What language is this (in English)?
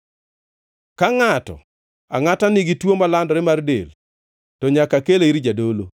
Luo (Kenya and Tanzania)